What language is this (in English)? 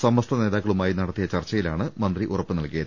Malayalam